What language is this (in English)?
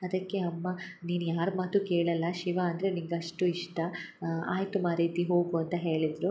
Kannada